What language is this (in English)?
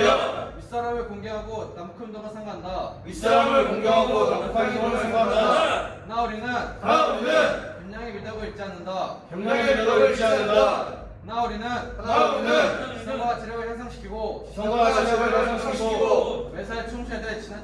Korean